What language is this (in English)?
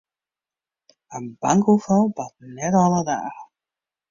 Western Frisian